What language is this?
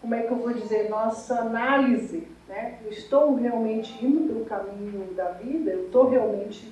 Portuguese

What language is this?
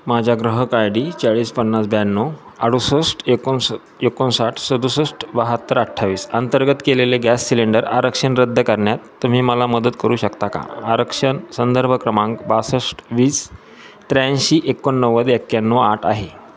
Marathi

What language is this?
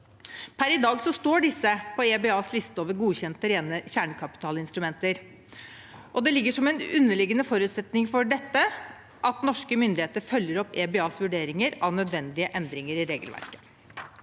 Norwegian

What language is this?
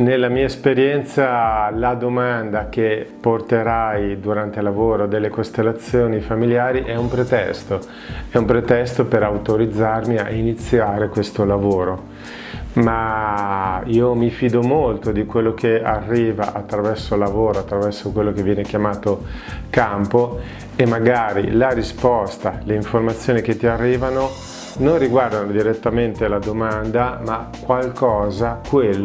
Italian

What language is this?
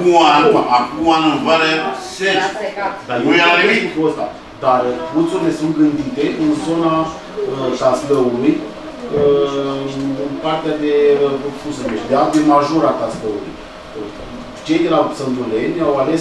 Romanian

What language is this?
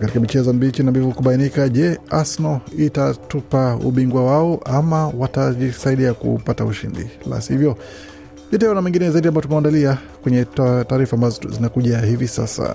Swahili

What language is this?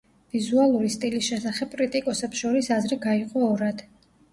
Georgian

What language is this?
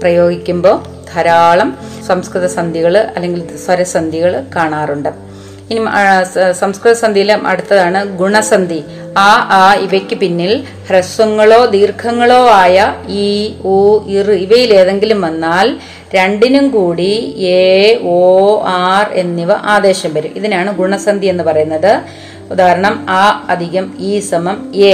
Malayalam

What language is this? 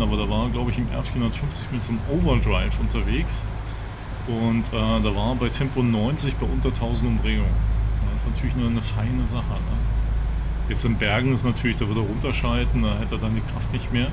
German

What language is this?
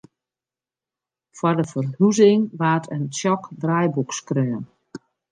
Western Frisian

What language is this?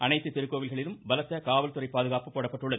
Tamil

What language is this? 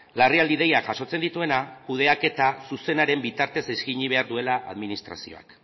Basque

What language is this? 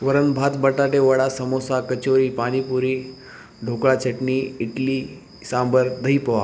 Marathi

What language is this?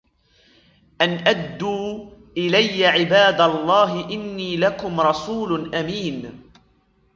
Arabic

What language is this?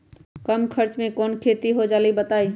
Magahi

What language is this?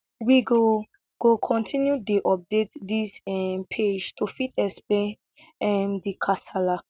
Nigerian Pidgin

